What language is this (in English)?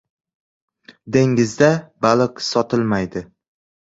Uzbek